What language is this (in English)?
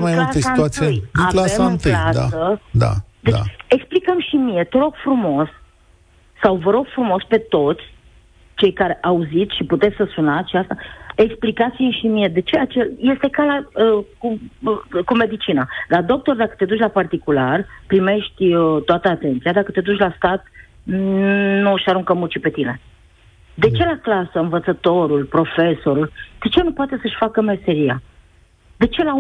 Romanian